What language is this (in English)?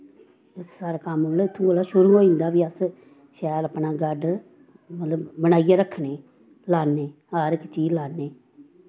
Dogri